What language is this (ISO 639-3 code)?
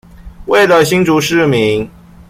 zho